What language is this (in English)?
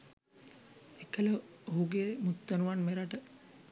Sinhala